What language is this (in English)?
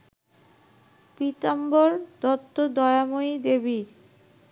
Bangla